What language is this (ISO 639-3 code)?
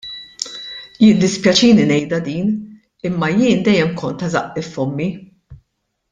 mlt